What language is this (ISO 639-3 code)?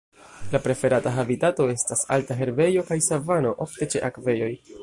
epo